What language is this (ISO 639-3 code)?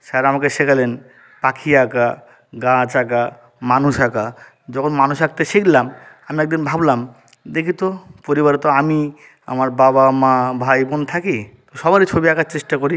ben